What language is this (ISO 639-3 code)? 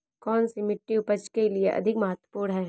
hin